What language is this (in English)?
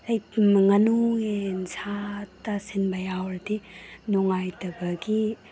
Manipuri